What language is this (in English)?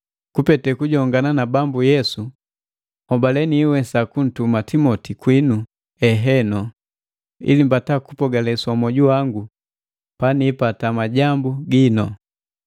Matengo